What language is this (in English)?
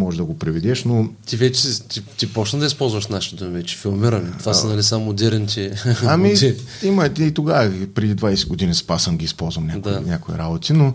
Bulgarian